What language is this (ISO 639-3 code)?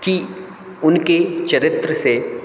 hin